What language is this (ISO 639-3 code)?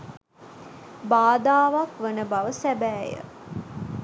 sin